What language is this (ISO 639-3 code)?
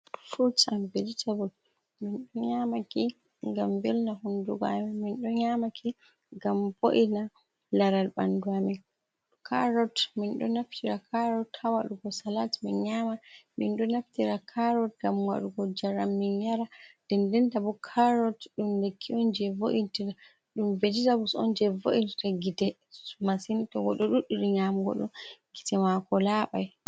ful